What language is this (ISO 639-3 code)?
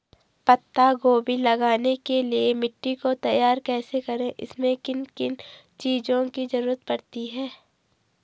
hin